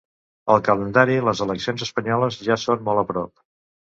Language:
Catalan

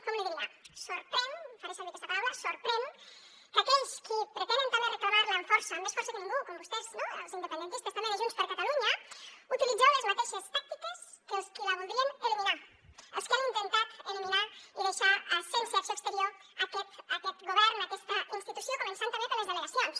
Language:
Catalan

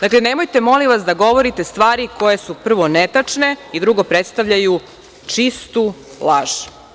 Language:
Serbian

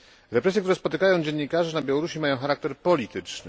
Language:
Polish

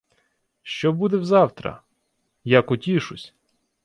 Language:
Ukrainian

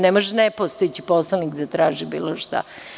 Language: Serbian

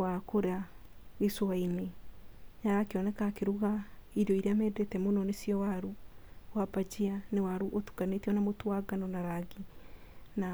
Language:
Kikuyu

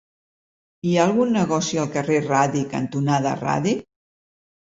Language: Catalan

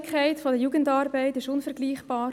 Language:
Swiss German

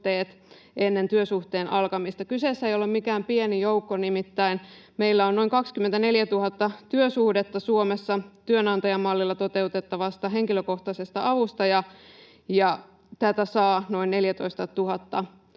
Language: Finnish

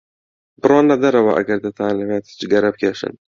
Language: Central Kurdish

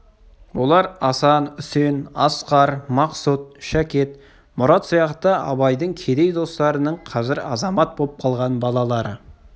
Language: Kazakh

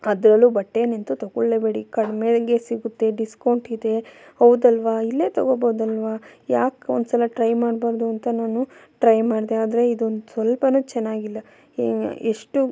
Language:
Kannada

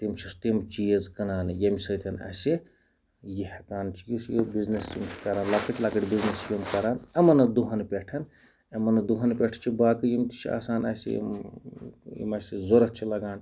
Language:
Kashmiri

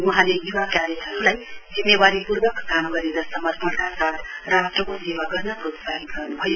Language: Nepali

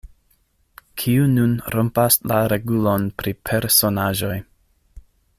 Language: Esperanto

